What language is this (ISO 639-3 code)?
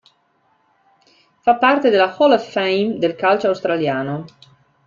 ita